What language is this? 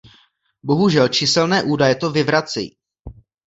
Czech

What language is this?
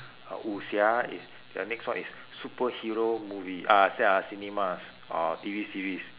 English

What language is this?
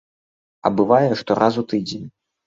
Belarusian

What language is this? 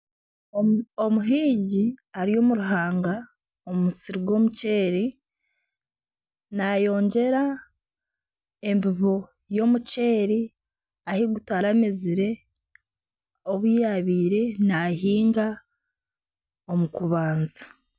Nyankole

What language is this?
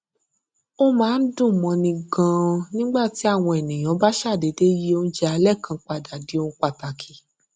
Yoruba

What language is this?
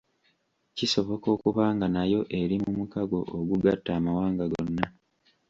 Ganda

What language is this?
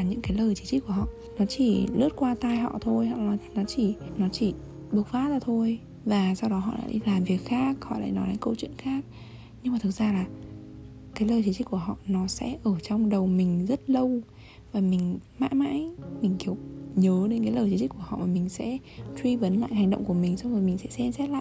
Vietnamese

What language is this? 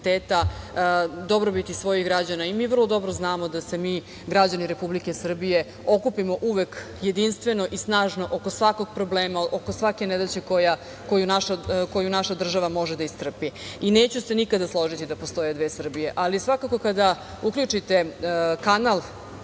Serbian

